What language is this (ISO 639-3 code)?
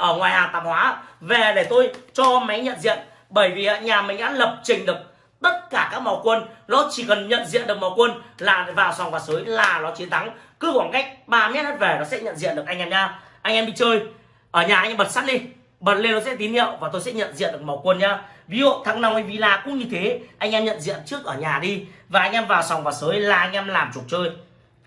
vie